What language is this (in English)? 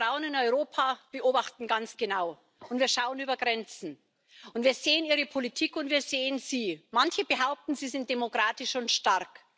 German